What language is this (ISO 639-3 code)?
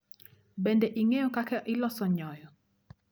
luo